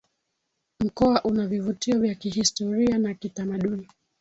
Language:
Swahili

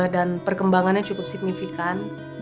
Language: Indonesian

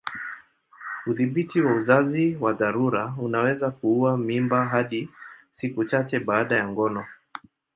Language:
Swahili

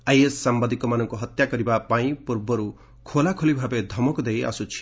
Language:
Odia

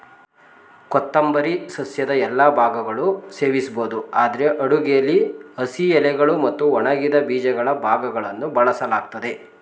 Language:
Kannada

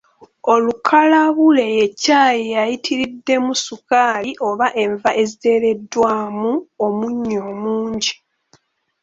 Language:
Ganda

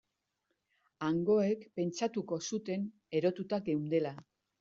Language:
Basque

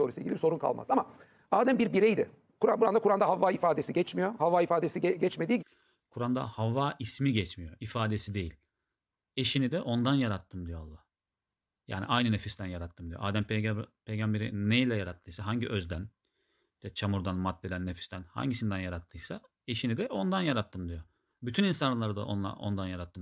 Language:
Turkish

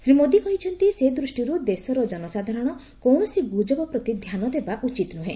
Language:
Odia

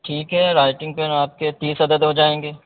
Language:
Urdu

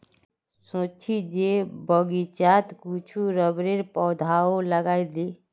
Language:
Magahi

